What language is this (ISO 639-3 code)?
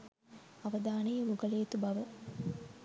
sin